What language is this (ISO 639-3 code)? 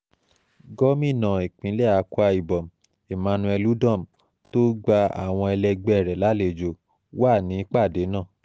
yor